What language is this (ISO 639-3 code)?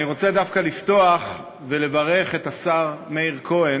heb